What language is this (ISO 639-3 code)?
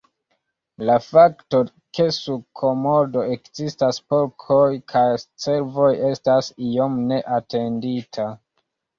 epo